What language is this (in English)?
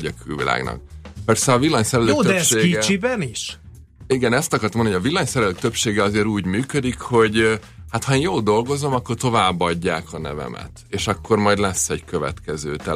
Hungarian